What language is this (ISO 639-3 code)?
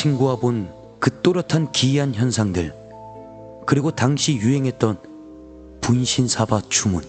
kor